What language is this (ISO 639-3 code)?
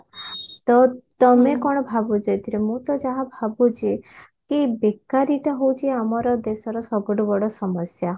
ori